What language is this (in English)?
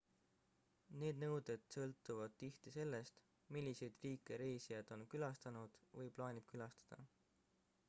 Estonian